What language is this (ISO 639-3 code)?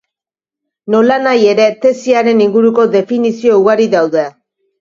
eus